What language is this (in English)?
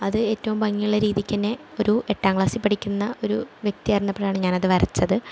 Malayalam